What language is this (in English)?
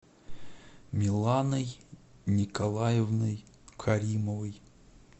Russian